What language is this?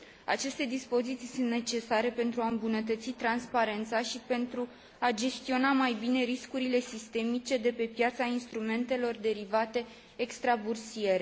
Romanian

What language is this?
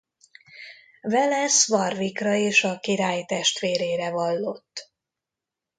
Hungarian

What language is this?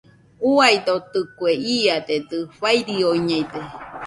Nüpode Huitoto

